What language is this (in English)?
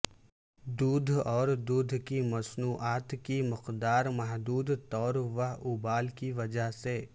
Urdu